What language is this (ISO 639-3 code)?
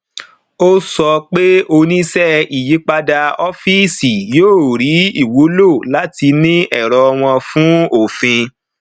yor